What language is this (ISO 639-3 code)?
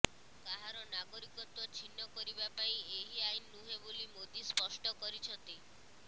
ori